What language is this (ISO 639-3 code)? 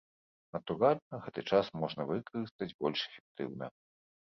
bel